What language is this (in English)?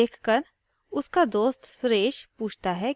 Hindi